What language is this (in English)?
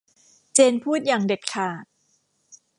Thai